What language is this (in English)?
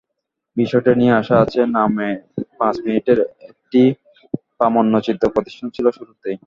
Bangla